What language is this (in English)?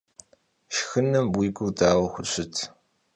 Kabardian